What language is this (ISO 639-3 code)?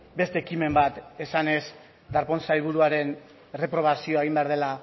eus